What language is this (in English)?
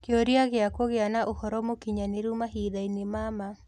Kikuyu